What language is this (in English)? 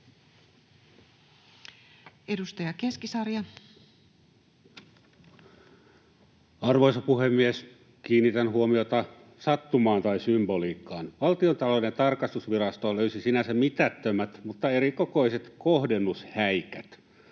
Finnish